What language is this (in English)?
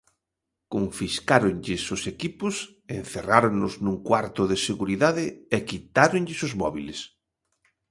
Galician